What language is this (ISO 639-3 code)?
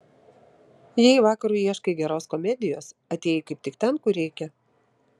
lit